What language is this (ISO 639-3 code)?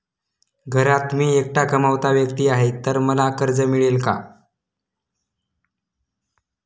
mar